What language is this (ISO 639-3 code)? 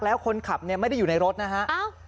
tha